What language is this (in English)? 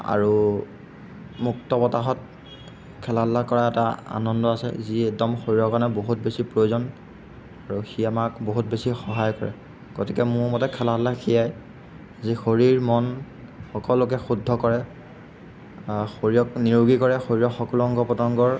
Assamese